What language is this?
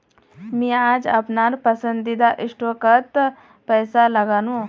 Magahi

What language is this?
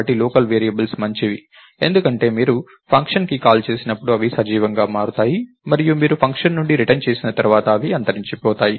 Telugu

